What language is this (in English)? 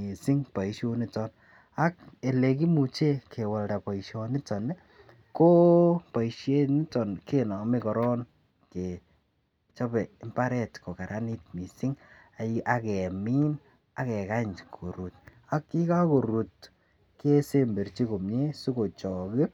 Kalenjin